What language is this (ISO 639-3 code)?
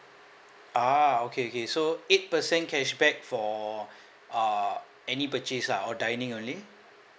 eng